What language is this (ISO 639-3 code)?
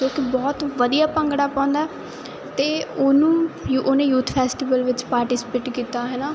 pan